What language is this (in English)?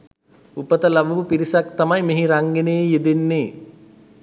Sinhala